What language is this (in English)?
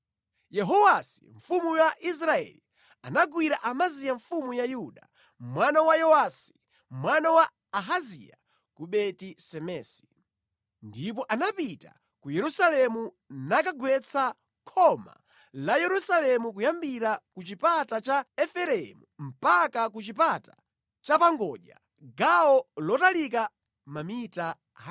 Nyanja